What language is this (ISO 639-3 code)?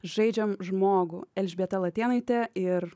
lit